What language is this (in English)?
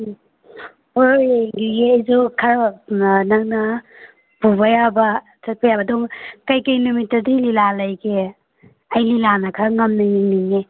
Manipuri